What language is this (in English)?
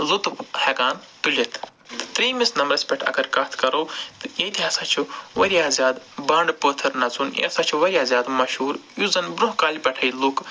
Kashmiri